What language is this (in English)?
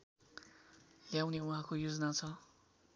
Nepali